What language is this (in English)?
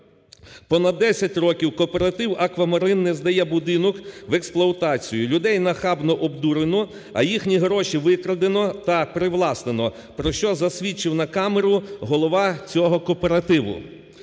Ukrainian